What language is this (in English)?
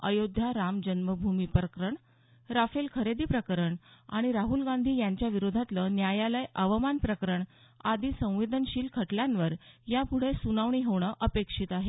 Marathi